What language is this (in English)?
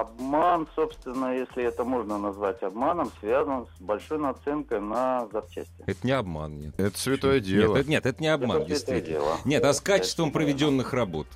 Russian